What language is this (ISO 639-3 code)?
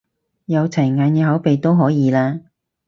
yue